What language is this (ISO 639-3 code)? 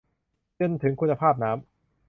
tha